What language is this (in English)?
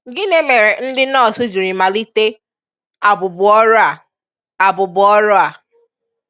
Igbo